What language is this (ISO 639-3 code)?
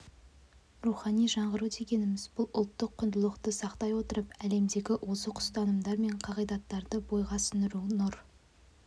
kaz